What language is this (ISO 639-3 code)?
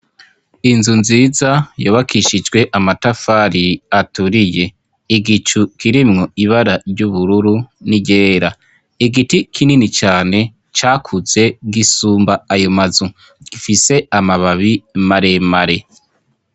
run